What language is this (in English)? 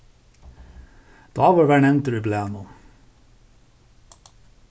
Faroese